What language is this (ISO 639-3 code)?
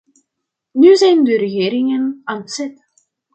nld